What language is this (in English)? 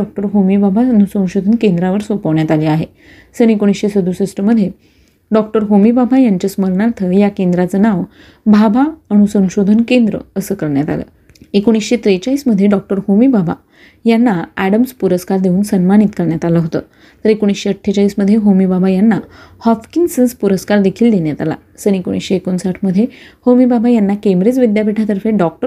Marathi